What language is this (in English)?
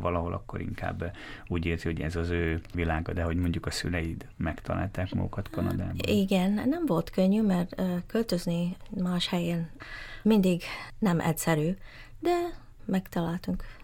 Hungarian